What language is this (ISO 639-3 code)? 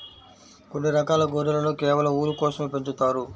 tel